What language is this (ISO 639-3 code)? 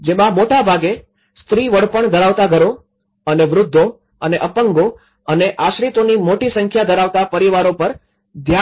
guj